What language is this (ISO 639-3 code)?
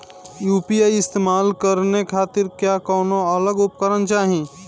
bho